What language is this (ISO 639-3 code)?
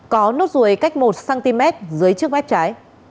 vie